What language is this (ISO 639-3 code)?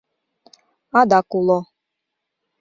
chm